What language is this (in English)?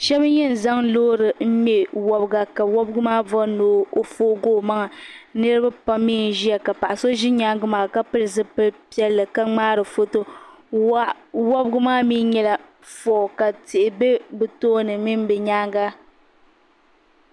Dagbani